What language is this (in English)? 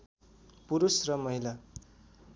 Nepali